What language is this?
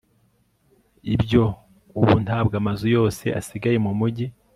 Kinyarwanda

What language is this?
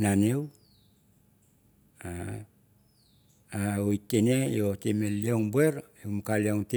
Mandara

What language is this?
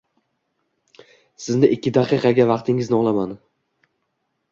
Uzbek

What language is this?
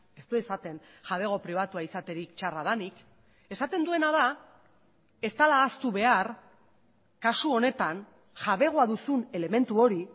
Basque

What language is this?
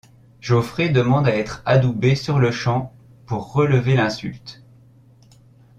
French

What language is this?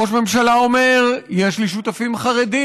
Hebrew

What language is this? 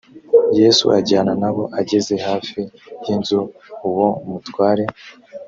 Kinyarwanda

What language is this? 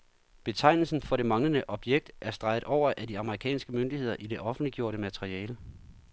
Danish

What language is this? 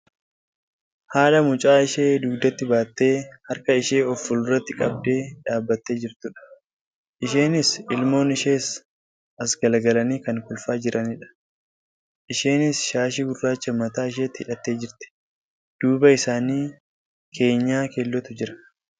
Oromo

